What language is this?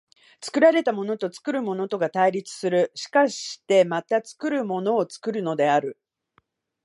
Japanese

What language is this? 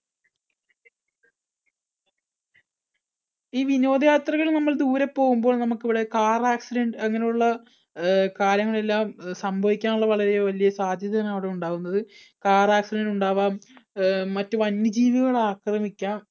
Malayalam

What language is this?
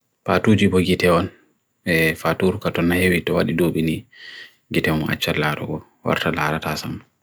Bagirmi Fulfulde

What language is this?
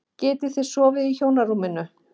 Icelandic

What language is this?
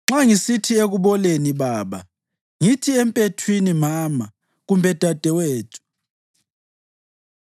North Ndebele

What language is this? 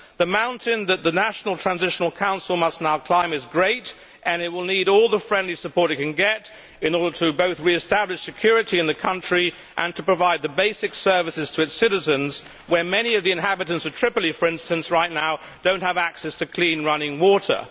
English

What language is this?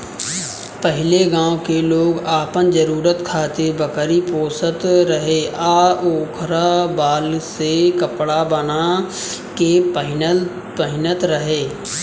Bhojpuri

